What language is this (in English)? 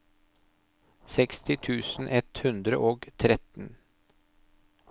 Norwegian